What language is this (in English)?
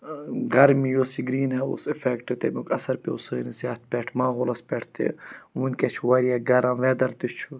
Kashmiri